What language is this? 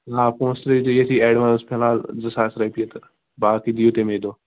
Kashmiri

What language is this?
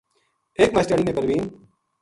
Gujari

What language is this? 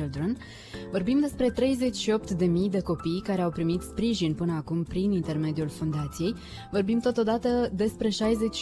Romanian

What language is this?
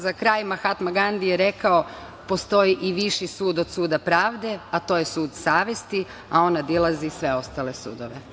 Serbian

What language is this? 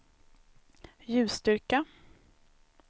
Swedish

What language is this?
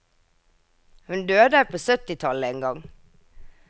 Norwegian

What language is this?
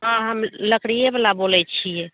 Maithili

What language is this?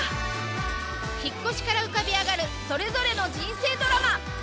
Japanese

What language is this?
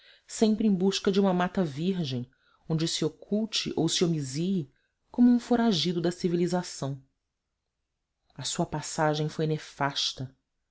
Portuguese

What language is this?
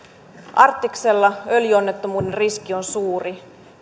Finnish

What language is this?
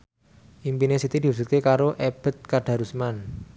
Javanese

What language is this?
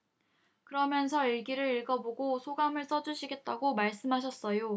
Korean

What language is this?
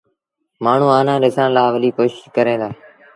Sindhi Bhil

